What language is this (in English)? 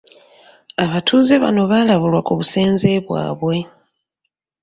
Ganda